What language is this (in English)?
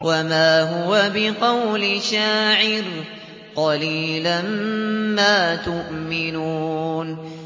Arabic